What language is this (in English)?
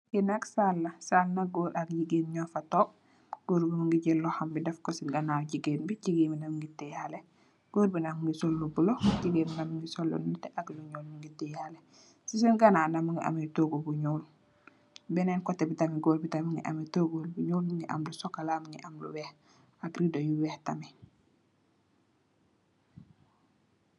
Wolof